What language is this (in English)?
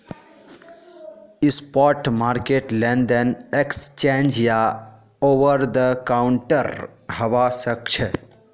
Magahi